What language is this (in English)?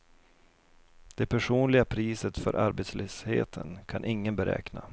Swedish